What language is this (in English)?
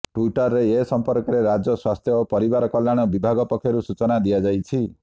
Odia